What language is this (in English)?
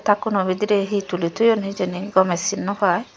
Chakma